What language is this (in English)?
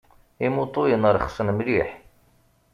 Kabyle